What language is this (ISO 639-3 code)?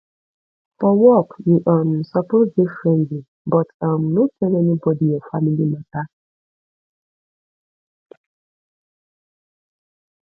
pcm